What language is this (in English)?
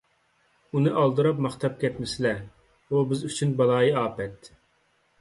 Uyghur